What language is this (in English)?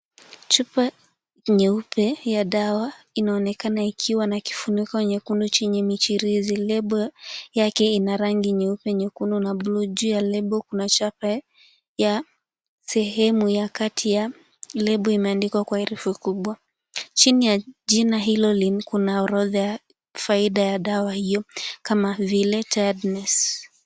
Swahili